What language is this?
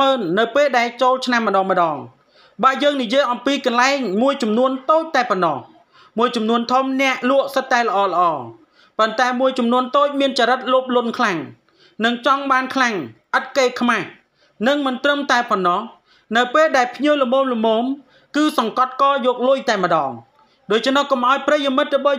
Thai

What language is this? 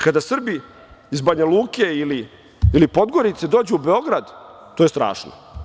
Serbian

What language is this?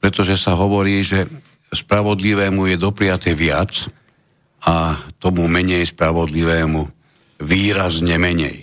Slovak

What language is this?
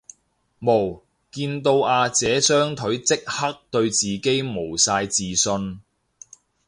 Cantonese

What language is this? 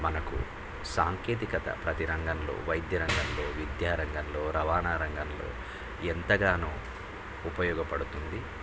Telugu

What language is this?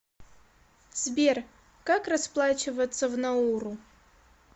Russian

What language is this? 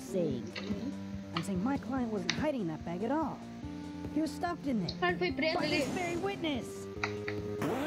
Portuguese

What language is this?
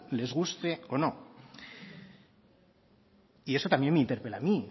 Spanish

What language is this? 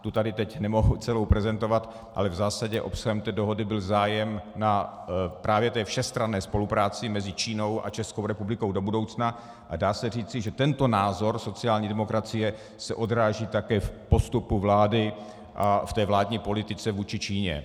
Czech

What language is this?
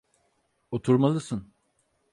Turkish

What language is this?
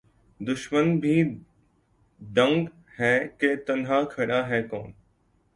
Urdu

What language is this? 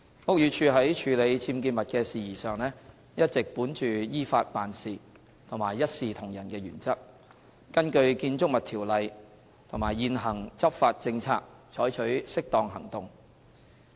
Cantonese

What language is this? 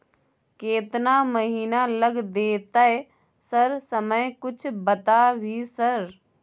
Maithili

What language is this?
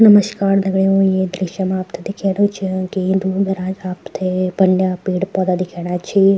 Garhwali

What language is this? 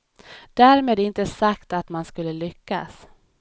Swedish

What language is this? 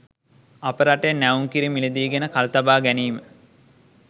Sinhala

